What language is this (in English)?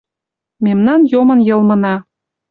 Mari